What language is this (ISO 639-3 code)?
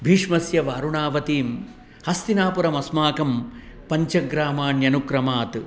san